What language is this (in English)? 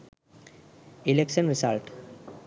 Sinhala